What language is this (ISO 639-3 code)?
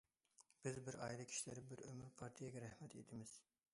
uig